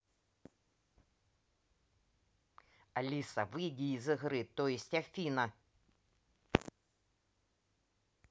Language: Russian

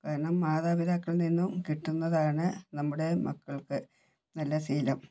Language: Malayalam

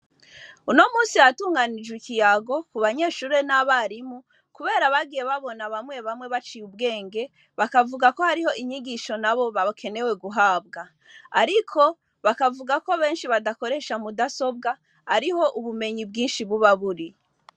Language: Rundi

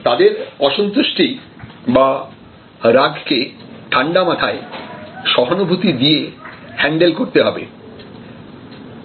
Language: Bangla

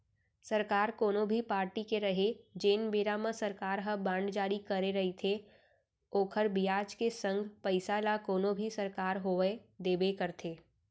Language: Chhattisgarhi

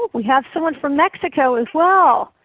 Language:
English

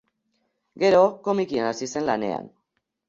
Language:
Basque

